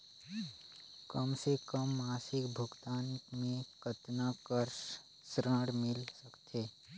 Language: Chhattisgarhi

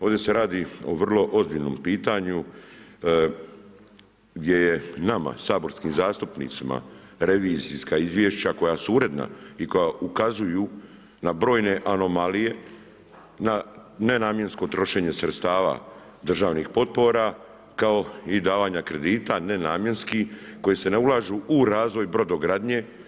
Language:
Croatian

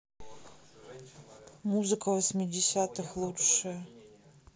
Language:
Russian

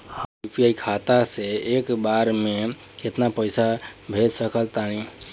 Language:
Bhojpuri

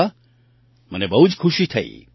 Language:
Gujarati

